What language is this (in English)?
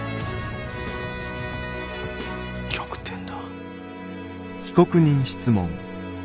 Japanese